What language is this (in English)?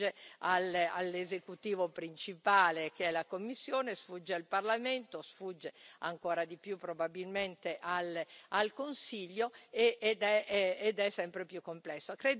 Italian